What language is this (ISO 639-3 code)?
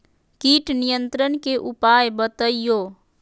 mag